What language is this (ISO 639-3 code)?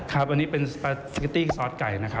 tha